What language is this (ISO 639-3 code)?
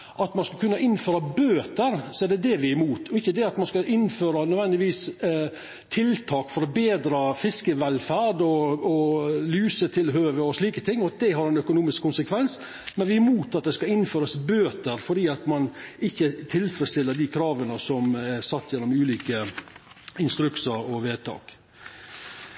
nno